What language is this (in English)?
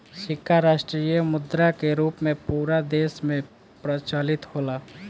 Bhojpuri